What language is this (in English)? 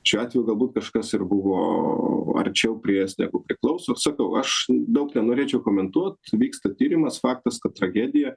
Lithuanian